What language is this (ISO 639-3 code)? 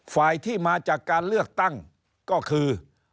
tha